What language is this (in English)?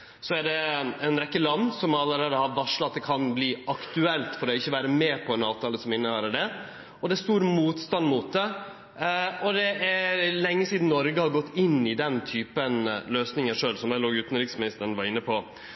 Norwegian Nynorsk